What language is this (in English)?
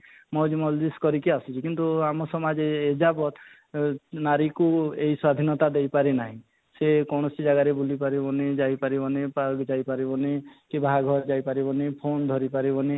Odia